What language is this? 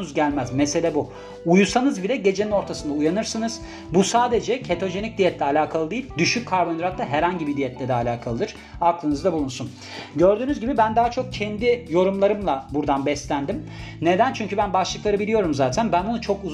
Turkish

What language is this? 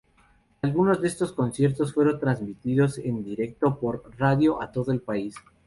Spanish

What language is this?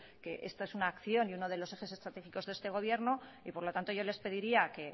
Spanish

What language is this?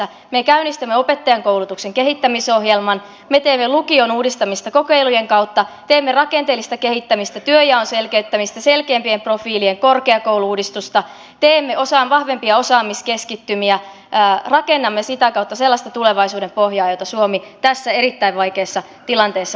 Finnish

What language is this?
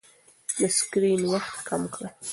Pashto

